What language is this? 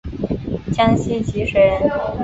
Chinese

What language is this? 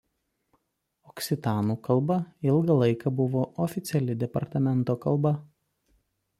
Lithuanian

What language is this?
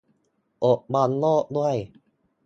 Thai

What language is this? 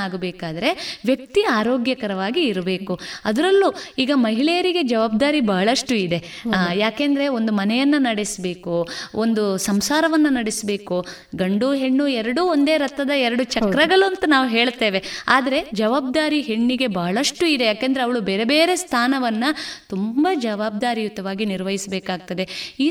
Kannada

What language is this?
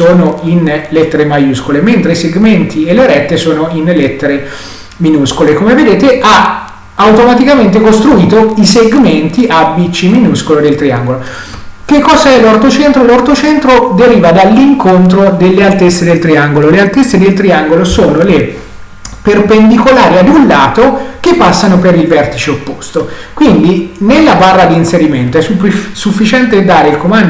Italian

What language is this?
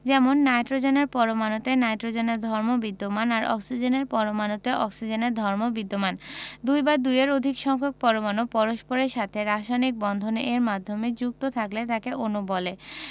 Bangla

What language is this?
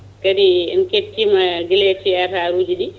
Fula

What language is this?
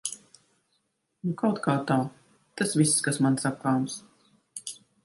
Latvian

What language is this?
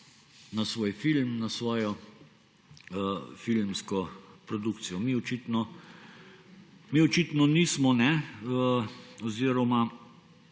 Slovenian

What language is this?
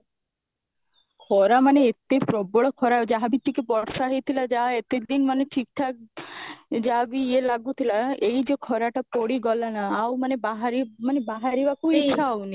Odia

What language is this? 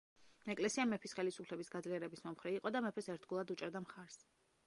Georgian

